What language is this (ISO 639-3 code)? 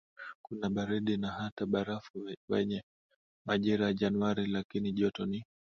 swa